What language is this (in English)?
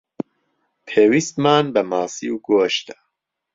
Central Kurdish